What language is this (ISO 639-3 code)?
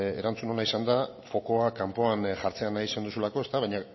eus